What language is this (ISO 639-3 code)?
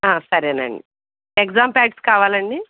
tel